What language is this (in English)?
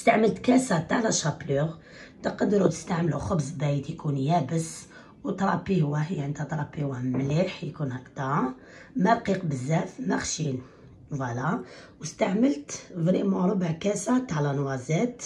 Arabic